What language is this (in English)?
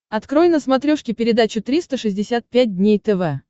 Russian